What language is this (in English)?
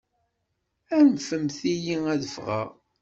Kabyle